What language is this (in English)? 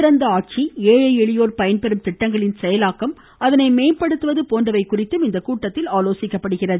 Tamil